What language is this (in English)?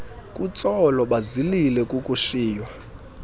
Xhosa